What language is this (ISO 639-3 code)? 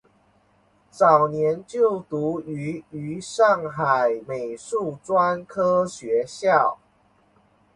zho